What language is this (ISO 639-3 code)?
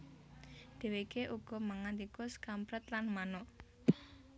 jav